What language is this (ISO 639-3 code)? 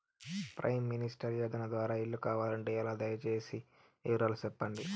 tel